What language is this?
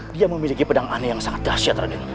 Indonesian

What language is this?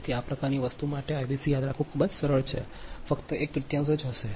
Gujarati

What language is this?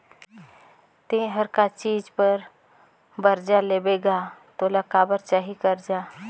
Chhattisgarhi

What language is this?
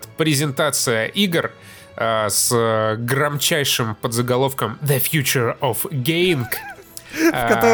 Russian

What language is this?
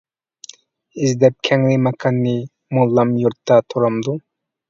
Uyghur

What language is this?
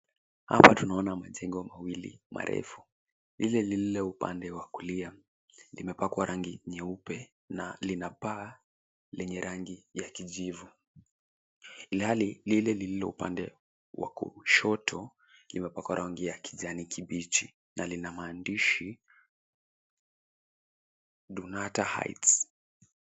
Swahili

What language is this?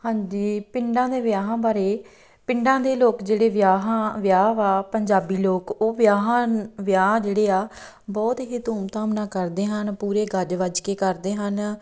Punjabi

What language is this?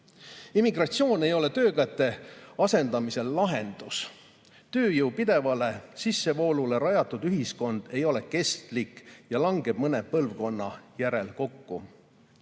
Estonian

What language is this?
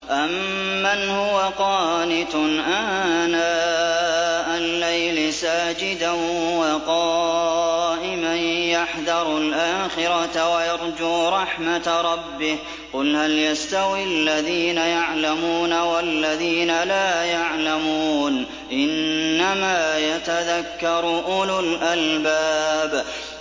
Arabic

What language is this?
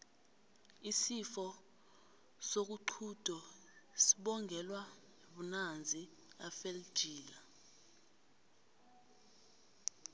South Ndebele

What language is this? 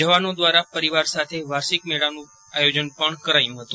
Gujarati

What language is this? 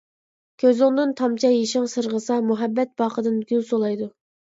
Uyghur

